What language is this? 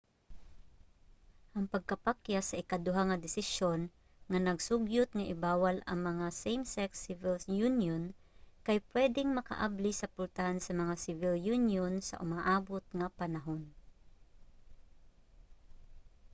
Cebuano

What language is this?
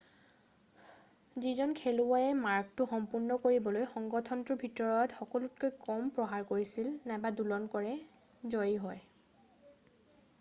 Assamese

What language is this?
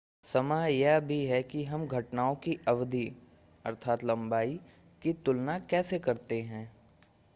Hindi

